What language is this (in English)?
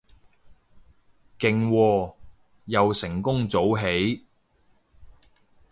Cantonese